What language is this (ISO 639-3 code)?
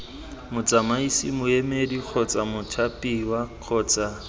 tsn